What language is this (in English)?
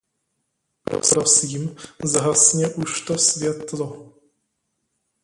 Czech